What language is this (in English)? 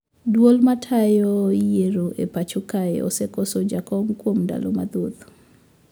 Luo (Kenya and Tanzania)